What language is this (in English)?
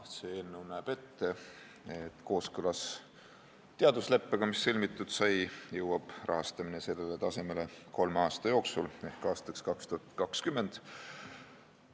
Estonian